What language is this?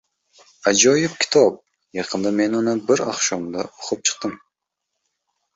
Uzbek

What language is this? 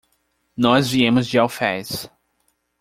Portuguese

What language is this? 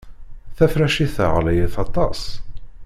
Kabyle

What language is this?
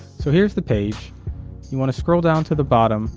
English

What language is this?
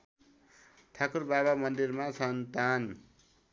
Nepali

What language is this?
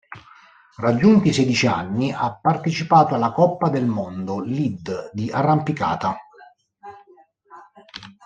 Italian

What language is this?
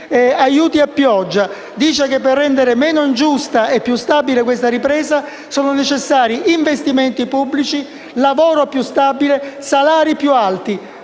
Italian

